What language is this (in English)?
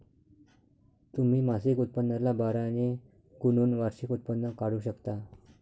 Marathi